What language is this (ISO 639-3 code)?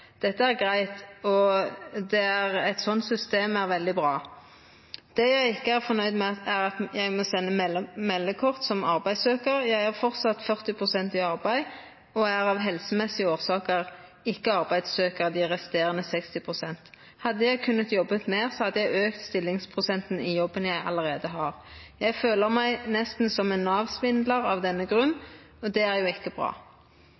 nno